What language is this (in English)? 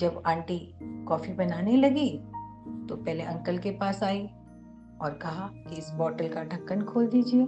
Hindi